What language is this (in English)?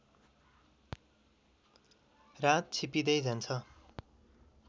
Nepali